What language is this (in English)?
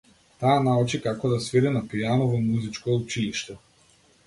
Macedonian